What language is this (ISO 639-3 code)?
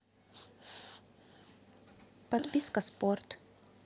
rus